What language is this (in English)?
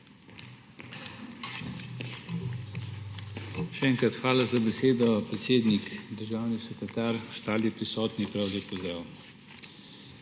Slovenian